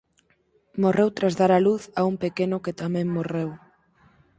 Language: Galician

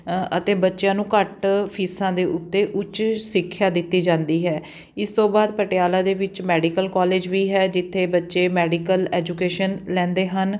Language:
Punjabi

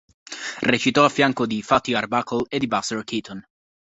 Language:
Italian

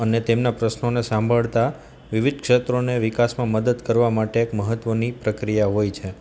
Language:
Gujarati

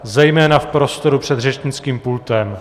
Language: Czech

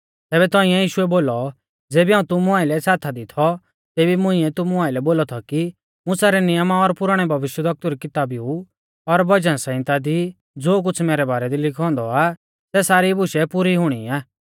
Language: Mahasu Pahari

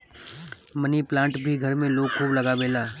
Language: Bhojpuri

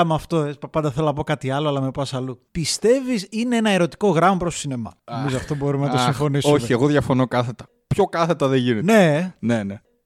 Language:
Greek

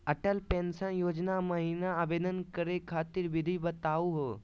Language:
Magahi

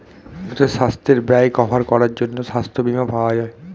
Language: Bangla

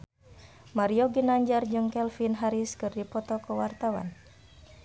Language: Sundanese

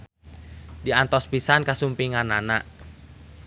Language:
Sundanese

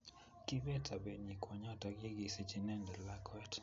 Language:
Kalenjin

